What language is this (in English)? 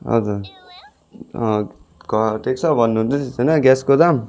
Nepali